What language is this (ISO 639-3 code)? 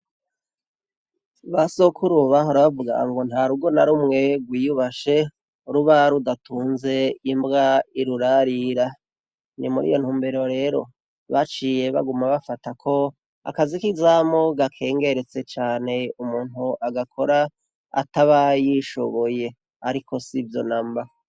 run